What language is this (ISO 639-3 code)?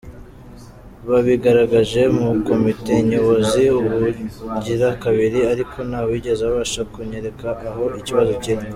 kin